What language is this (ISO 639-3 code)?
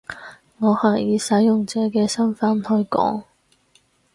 yue